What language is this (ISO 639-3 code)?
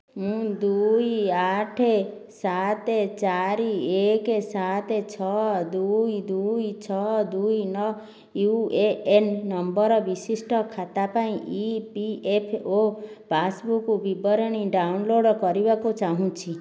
ori